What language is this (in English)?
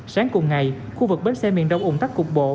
Vietnamese